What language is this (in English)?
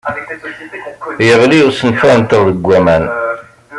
Kabyle